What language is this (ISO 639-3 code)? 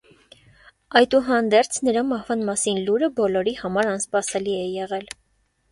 hye